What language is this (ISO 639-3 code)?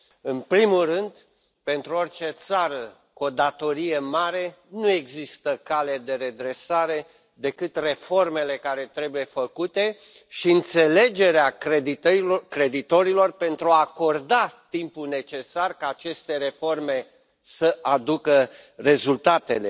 ron